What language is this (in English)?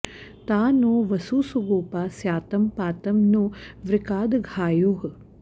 Sanskrit